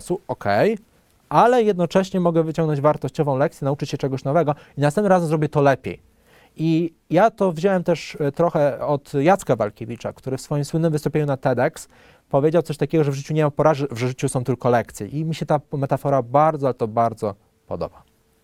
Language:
Polish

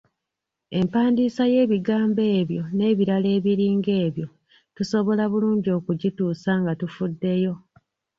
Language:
Ganda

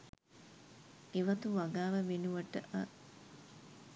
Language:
Sinhala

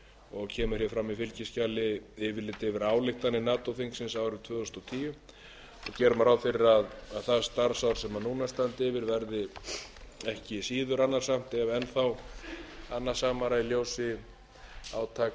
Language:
Icelandic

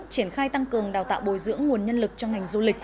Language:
Vietnamese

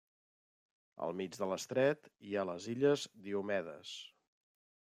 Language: Catalan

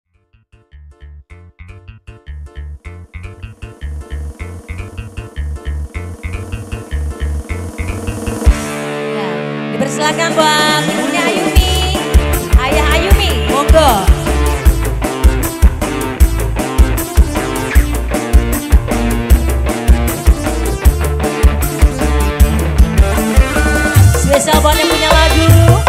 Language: Indonesian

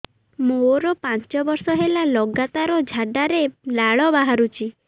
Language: Odia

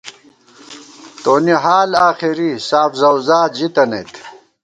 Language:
Gawar-Bati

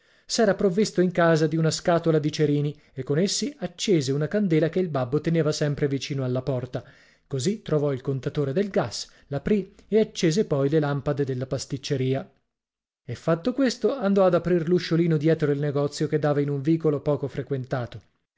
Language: Italian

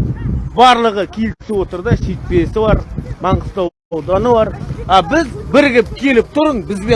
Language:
Turkish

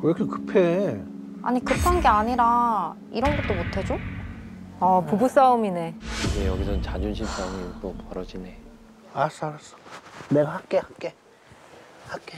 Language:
Korean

